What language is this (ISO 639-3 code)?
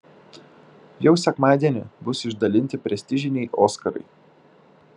lit